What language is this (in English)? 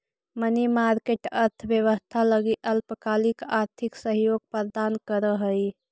Magahi